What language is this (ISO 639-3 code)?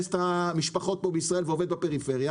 heb